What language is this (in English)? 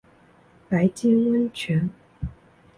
Chinese